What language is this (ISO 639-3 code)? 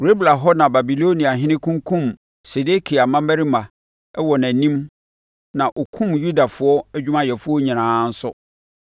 aka